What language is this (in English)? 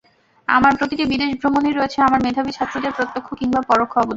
Bangla